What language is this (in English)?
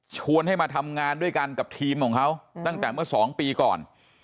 Thai